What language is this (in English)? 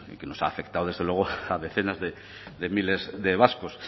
Spanish